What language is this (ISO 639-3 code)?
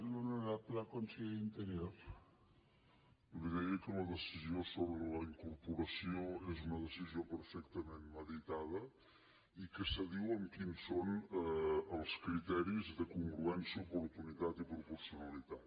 cat